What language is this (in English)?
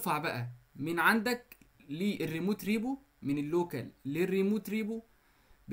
Arabic